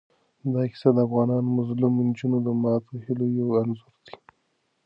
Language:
Pashto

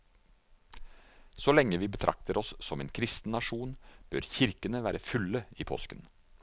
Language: Norwegian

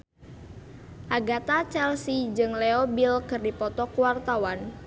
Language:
Sundanese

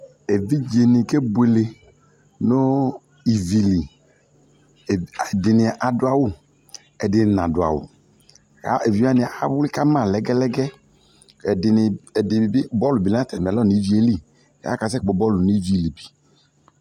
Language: Ikposo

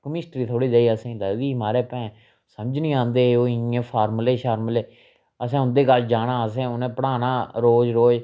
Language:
Dogri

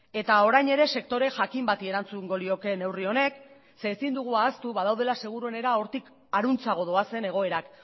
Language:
Basque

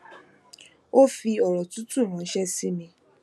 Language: Yoruba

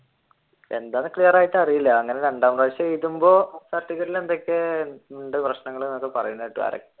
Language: Malayalam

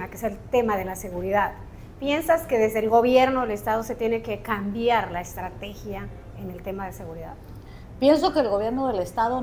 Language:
Spanish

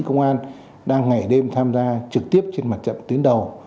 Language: Vietnamese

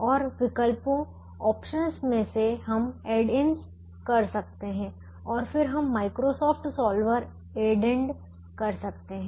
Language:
Hindi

